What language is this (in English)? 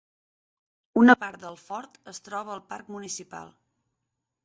Catalan